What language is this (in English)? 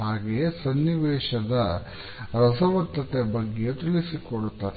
Kannada